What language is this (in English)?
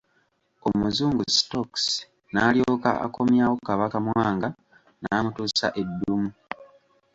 Ganda